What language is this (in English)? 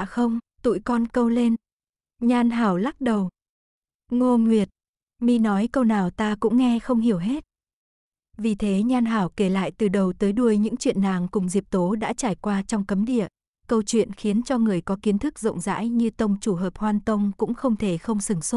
Vietnamese